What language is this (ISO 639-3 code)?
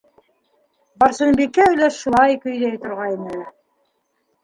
bak